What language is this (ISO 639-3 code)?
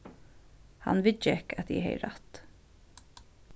fao